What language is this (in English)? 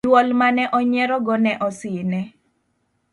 Luo (Kenya and Tanzania)